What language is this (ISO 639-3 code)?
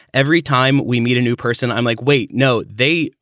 eng